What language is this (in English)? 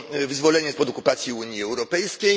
Polish